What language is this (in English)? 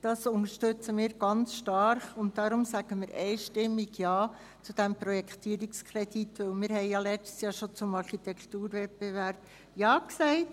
Swiss German